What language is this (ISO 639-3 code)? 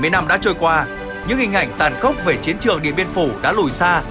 vie